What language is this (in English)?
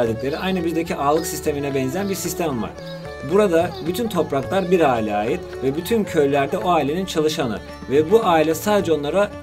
Turkish